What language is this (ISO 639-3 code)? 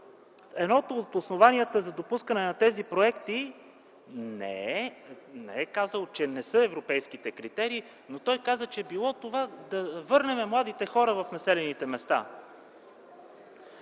bul